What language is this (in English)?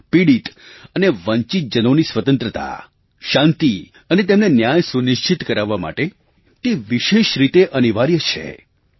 Gujarati